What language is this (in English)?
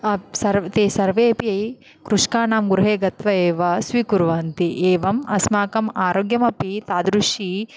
Sanskrit